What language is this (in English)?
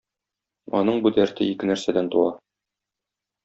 Tatar